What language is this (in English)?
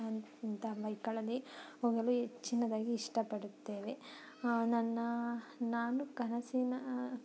Kannada